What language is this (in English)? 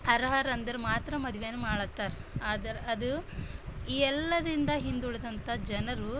Kannada